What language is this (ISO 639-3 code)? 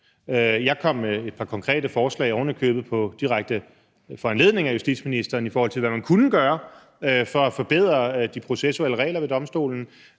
dan